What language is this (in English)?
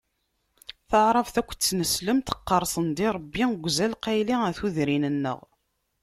Kabyle